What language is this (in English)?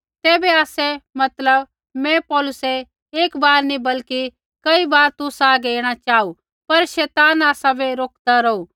Kullu Pahari